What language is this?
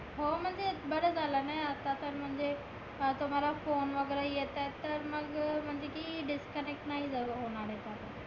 Marathi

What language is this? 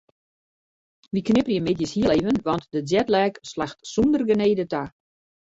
Western Frisian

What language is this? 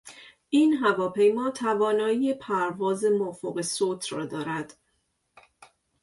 Persian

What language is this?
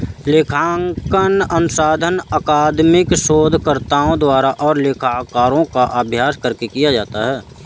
Hindi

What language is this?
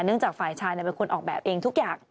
Thai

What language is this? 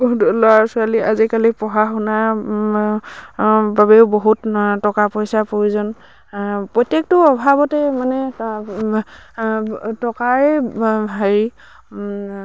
Assamese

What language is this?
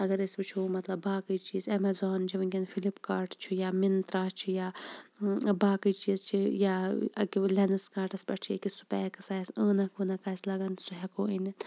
Kashmiri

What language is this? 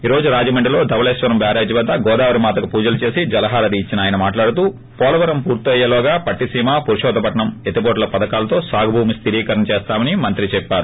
Telugu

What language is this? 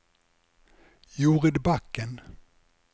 Norwegian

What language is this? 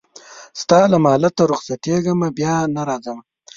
Pashto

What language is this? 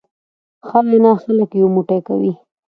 Pashto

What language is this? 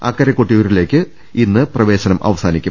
Malayalam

